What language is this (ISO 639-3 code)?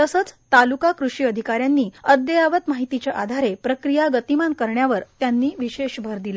mar